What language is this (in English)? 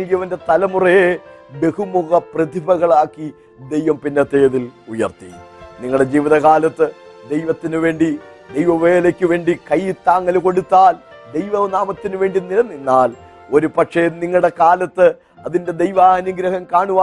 Malayalam